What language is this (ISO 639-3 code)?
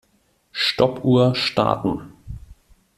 deu